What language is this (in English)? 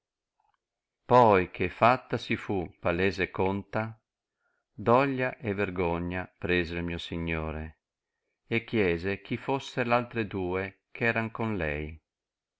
Italian